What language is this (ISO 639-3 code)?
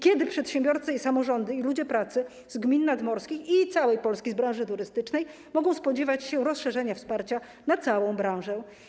pol